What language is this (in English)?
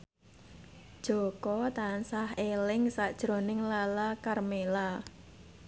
Javanese